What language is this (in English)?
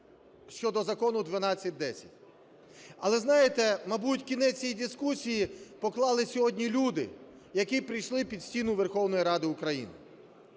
Ukrainian